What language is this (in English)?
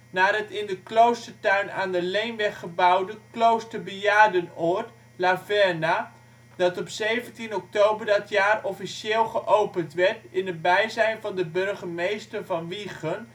Dutch